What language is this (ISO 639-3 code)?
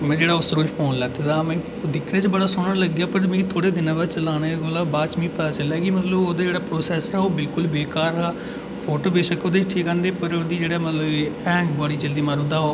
doi